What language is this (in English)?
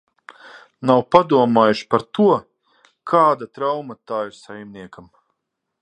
Latvian